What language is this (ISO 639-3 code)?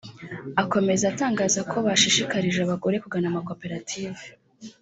kin